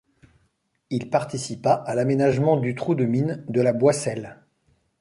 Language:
French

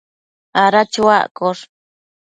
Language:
Matsés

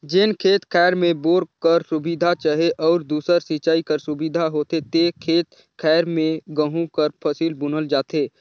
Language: Chhattisgarhi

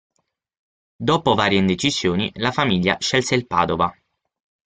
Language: Italian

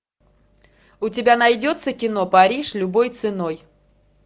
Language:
Russian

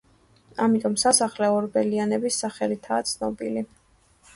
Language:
Georgian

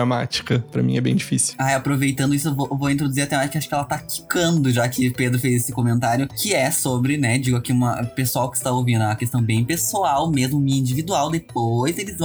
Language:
Portuguese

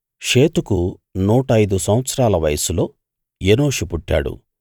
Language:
Telugu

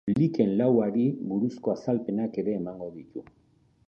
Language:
Basque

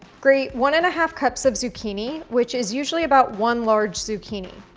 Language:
English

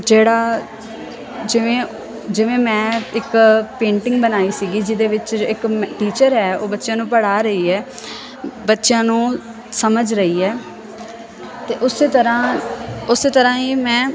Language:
Punjabi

